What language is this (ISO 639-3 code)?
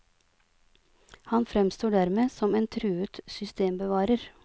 nor